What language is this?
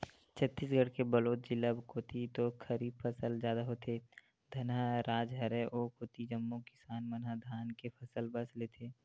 Chhattisgarhi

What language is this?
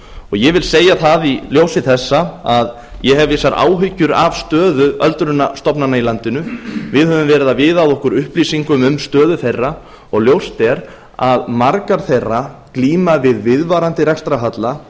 Icelandic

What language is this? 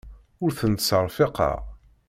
Kabyle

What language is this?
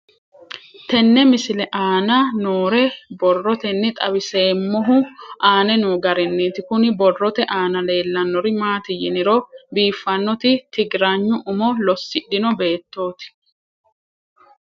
Sidamo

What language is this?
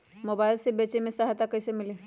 Magahi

